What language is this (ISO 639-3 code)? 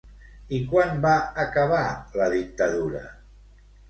cat